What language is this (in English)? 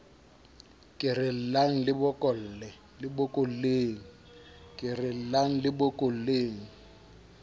Southern Sotho